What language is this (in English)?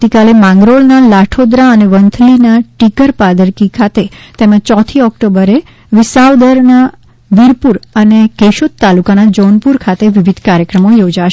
Gujarati